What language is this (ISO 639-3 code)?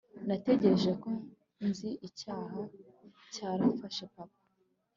kin